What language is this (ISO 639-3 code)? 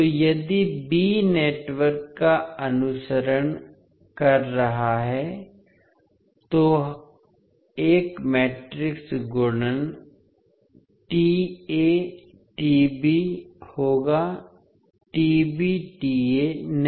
hin